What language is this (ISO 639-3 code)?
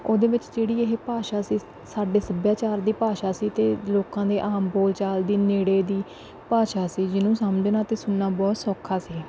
pan